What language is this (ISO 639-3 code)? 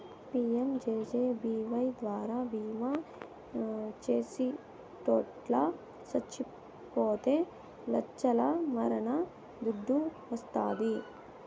tel